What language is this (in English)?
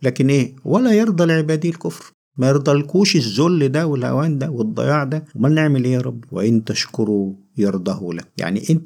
Arabic